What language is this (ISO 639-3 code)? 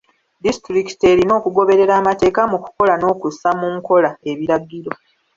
lug